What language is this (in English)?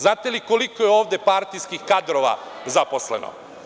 Serbian